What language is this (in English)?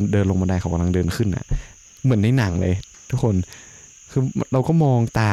Thai